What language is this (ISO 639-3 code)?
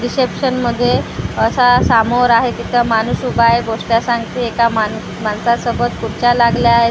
mar